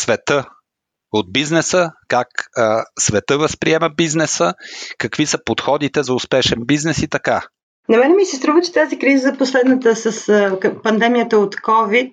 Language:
Bulgarian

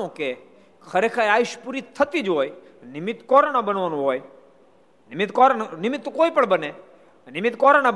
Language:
Gujarati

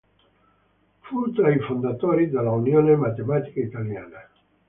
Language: Italian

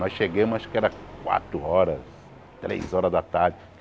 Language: Portuguese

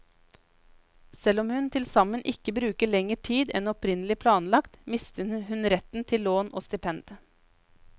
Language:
Norwegian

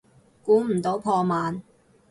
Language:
Cantonese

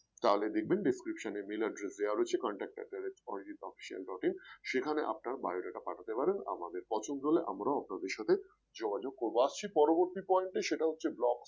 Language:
Bangla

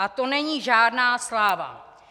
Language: Czech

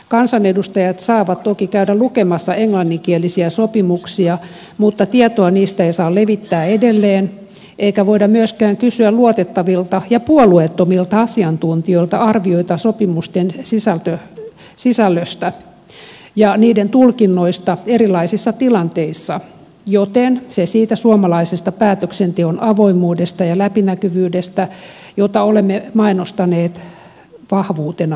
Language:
Finnish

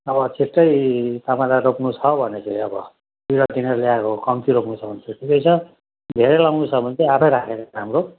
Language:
Nepali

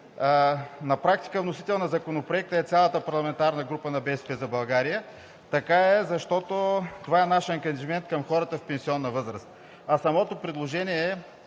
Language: Bulgarian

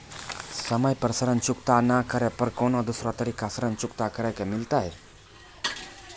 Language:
Maithili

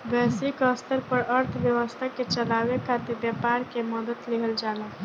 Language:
Bhojpuri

